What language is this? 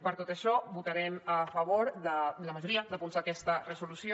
Catalan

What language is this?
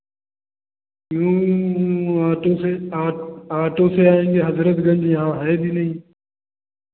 Hindi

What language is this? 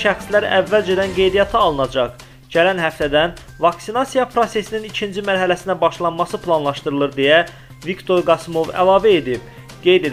Turkish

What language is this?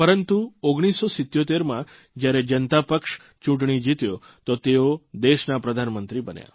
Gujarati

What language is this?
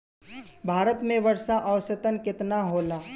Bhojpuri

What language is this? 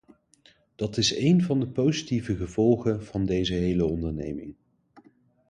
Dutch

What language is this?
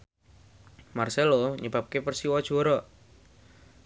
Javanese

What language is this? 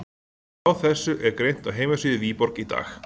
Icelandic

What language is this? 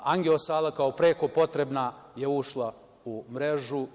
Serbian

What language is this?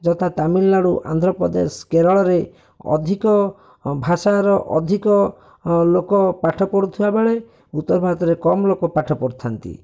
Odia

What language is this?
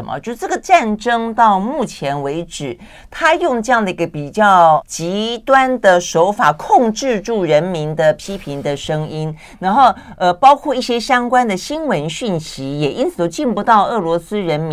Chinese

